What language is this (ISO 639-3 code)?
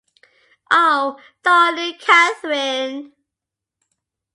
eng